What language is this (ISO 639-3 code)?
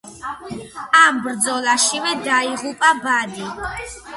kat